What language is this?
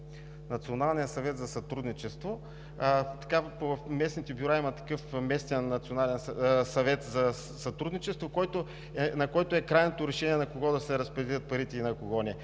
Bulgarian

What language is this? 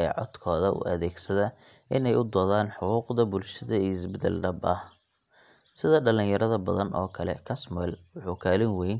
Somali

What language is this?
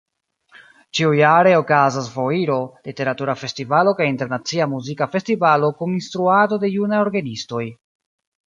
Esperanto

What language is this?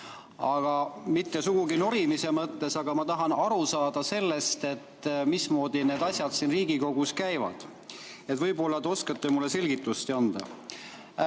Estonian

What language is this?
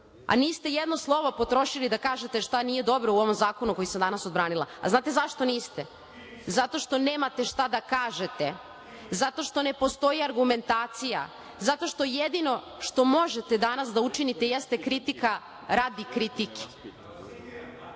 Serbian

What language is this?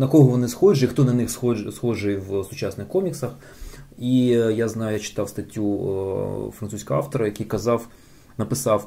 Ukrainian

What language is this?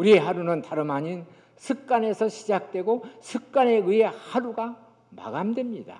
Korean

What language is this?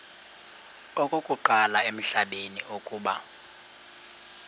Xhosa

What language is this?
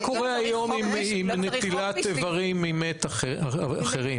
Hebrew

